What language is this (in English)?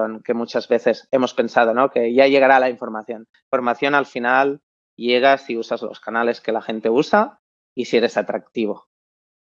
Spanish